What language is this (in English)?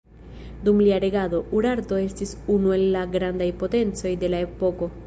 Esperanto